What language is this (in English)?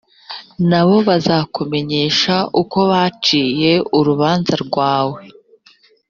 Kinyarwanda